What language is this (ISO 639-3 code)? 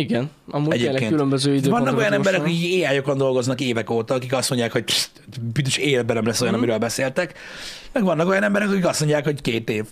hun